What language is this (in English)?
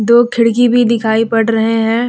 Hindi